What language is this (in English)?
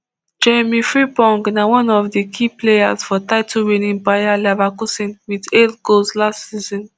Nigerian Pidgin